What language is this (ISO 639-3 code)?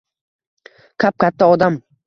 uzb